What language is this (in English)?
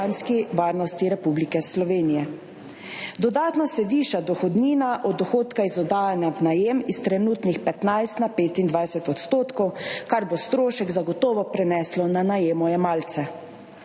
Slovenian